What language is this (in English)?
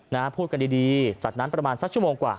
Thai